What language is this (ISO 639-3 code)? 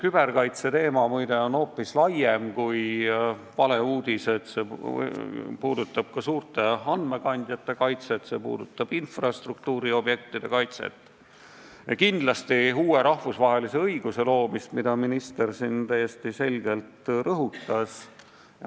est